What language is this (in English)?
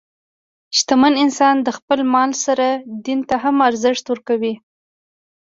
Pashto